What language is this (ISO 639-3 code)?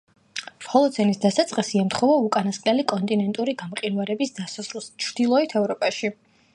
kat